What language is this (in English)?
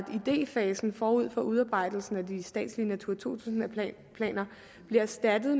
Danish